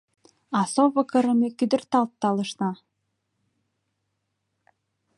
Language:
Mari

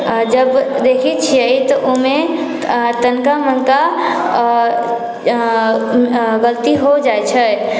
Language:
Maithili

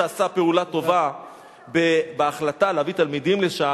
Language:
Hebrew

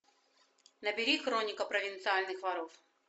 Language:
Russian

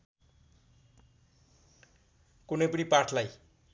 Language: Nepali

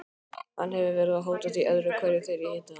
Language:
Icelandic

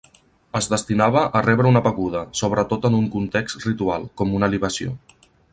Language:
Catalan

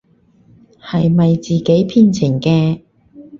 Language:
Cantonese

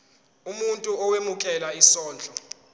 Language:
Zulu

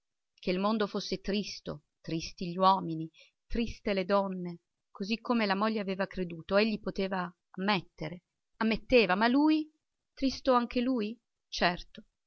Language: Italian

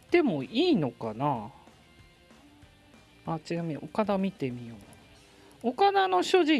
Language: Japanese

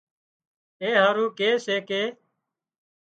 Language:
Wadiyara Koli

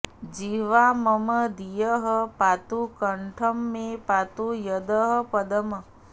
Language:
Sanskrit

